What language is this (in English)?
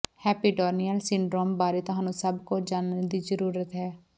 Punjabi